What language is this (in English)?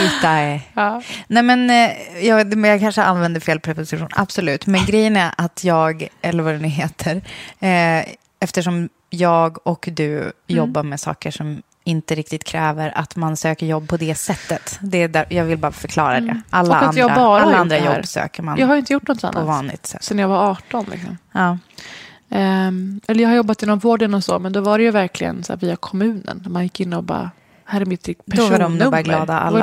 Swedish